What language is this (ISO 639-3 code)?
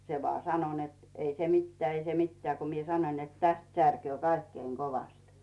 fin